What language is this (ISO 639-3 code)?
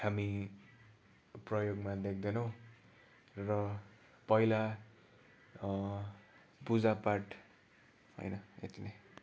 nep